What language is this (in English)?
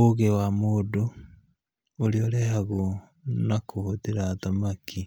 Kikuyu